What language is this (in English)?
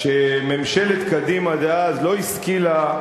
Hebrew